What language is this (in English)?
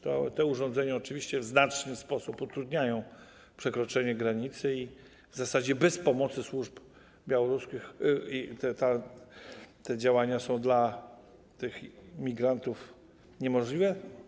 Polish